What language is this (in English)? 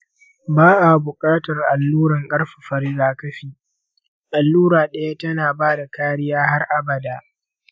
Hausa